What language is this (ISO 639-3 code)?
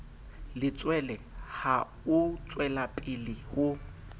sot